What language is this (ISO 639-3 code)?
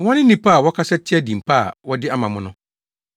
aka